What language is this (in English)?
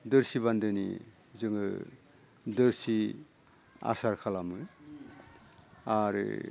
Bodo